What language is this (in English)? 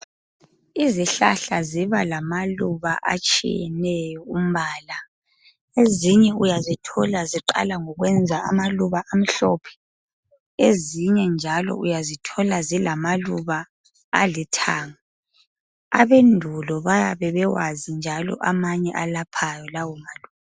North Ndebele